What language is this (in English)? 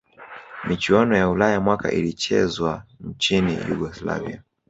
Swahili